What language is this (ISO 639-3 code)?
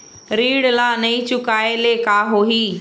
hne